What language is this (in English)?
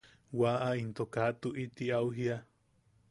Yaqui